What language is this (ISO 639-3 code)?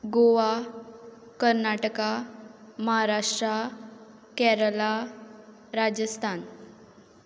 kok